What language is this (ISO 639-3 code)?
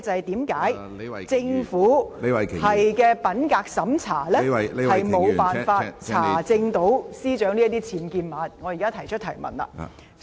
yue